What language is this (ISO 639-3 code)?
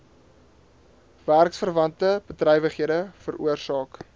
afr